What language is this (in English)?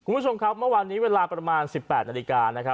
Thai